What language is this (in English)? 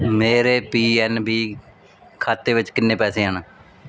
Punjabi